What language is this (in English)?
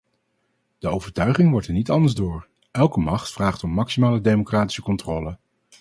Dutch